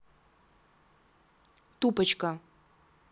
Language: Russian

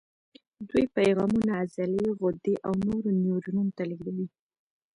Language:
Pashto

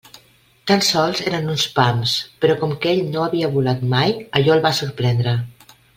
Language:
Catalan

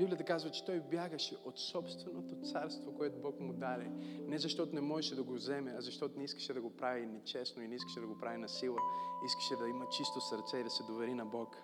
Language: Bulgarian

